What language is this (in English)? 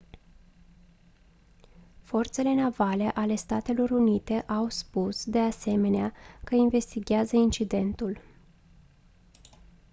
Romanian